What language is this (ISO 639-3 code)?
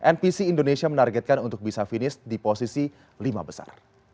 ind